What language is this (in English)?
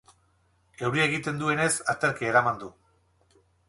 Basque